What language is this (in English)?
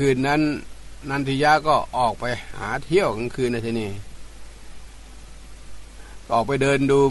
Thai